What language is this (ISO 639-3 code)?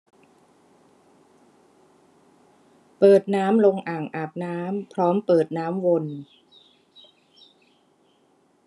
tha